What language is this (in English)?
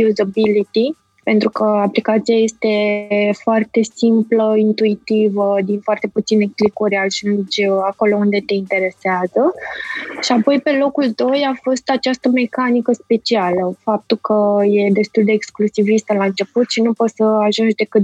Romanian